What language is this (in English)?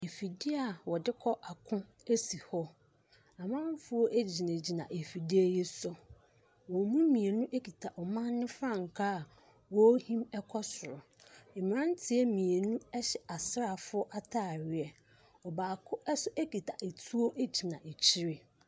Akan